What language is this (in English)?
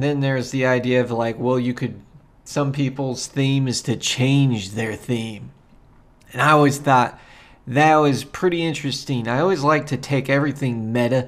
English